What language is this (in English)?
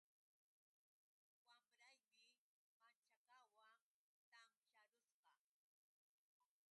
Yauyos Quechua